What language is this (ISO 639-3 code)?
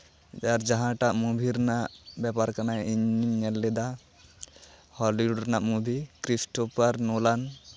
sat